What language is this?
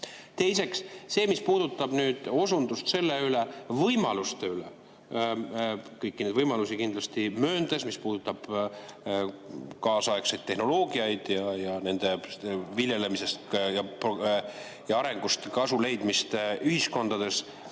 Estonian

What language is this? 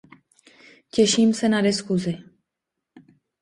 Czech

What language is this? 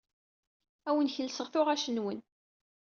Kabyle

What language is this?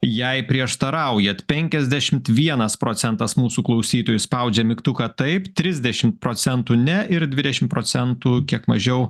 Lithuanian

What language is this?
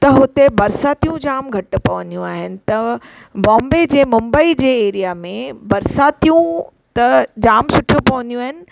Sindhi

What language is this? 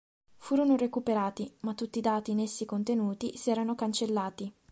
Italian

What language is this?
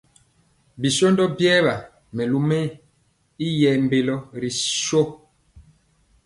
Mpiemo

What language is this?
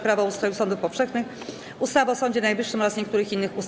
Polish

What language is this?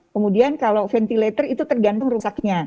Indonesian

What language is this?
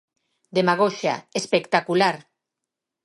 Galician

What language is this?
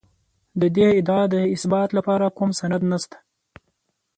Pashto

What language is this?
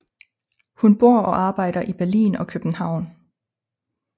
Danish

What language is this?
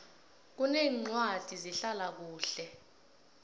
South Ndebele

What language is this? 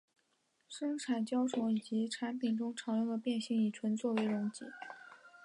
Chinese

